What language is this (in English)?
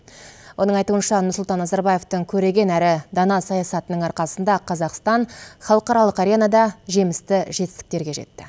Kazakh